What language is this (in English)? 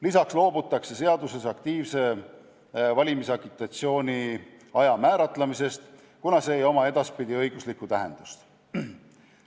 Estonian